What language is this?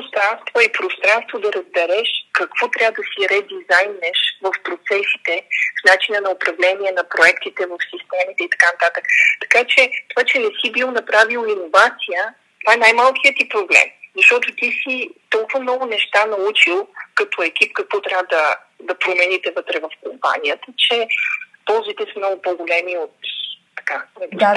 Bulgarian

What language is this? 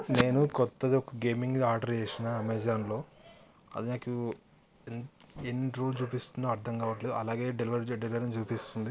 Telugu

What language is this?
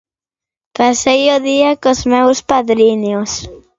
Galician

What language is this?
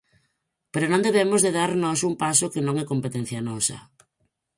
Galician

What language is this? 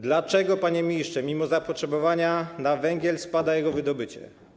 Polish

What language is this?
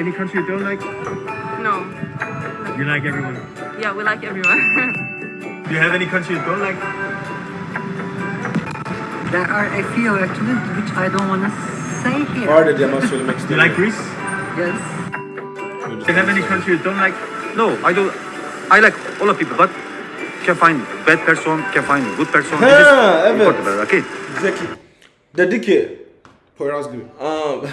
Turkish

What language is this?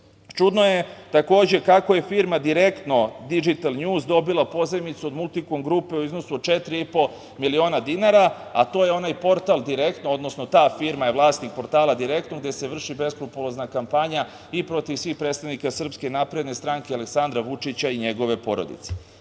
Serbian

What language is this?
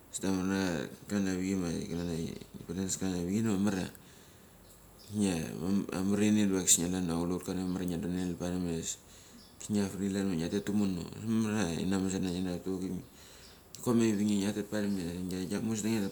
Mali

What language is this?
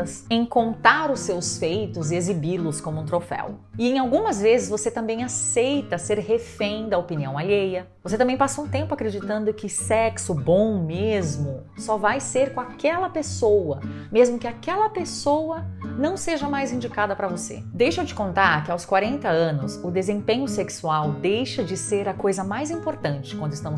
Portuguese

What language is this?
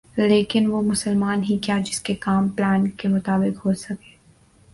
Urdu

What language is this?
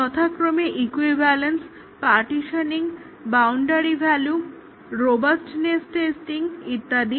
Bangla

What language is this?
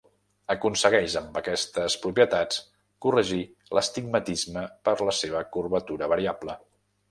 Catalan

